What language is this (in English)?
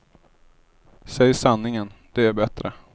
Swedish